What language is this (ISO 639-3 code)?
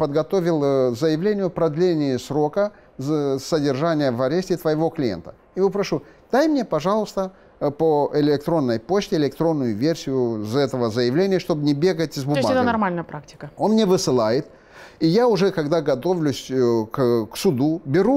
rus